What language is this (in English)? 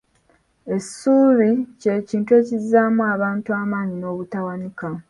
Ganda